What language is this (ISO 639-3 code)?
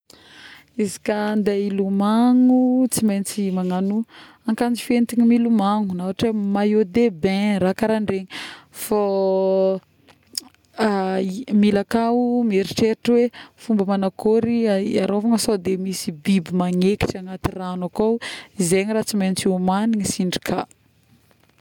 bmm